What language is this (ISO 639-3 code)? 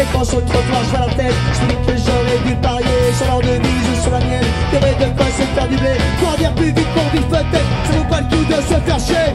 fra